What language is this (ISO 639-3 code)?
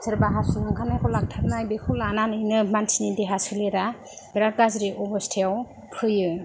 brx